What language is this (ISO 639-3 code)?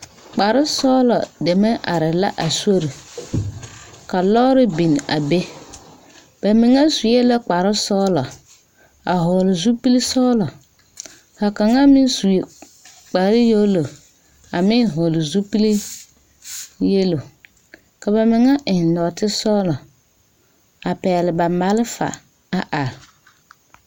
dga